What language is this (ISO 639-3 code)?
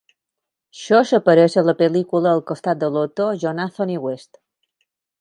cat